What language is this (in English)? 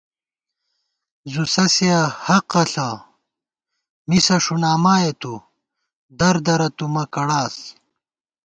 Gawar-Bati